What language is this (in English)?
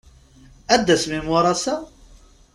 Kabyle